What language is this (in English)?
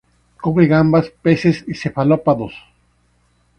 Spanish